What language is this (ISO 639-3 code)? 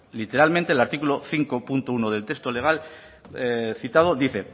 spa